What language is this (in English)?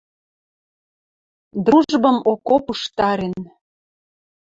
Western Mari